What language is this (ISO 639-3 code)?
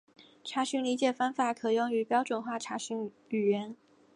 zho